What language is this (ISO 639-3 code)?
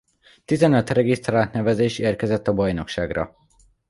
hun